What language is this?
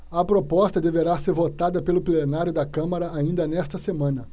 Portuguese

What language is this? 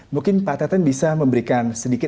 Indonesian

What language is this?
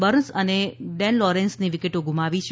Gujarati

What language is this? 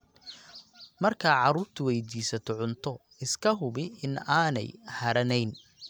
Somali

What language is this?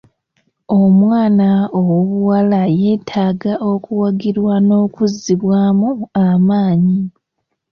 Ganda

